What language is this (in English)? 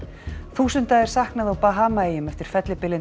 Icelandic